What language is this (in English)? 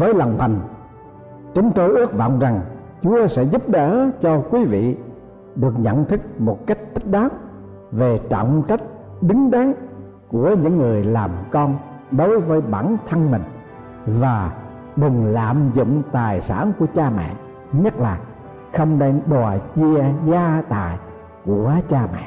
Vietnamese